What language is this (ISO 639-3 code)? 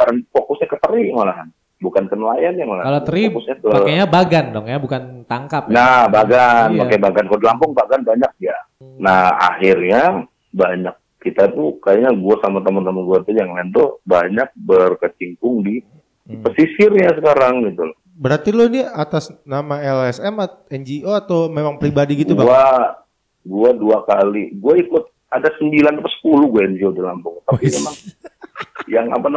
ind